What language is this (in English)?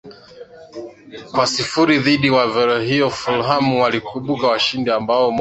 Swahili